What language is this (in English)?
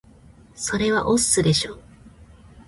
Japanese